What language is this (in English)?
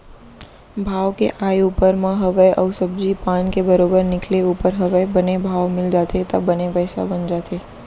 Chhattisgarhi